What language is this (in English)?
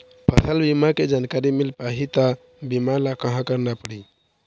Chhattisgarhi